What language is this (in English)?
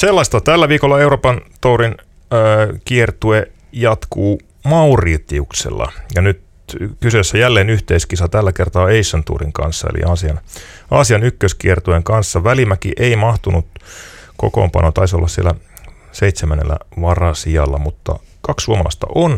Finnish